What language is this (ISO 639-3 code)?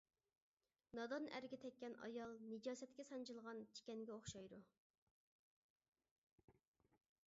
uig